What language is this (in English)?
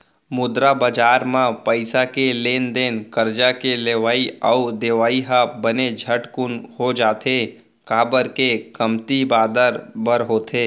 Chhattisgarhi